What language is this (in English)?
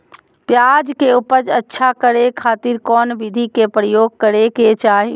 Magahi